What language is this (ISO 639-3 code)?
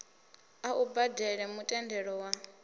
ven